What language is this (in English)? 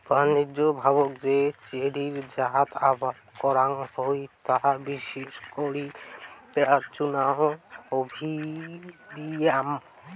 Bangla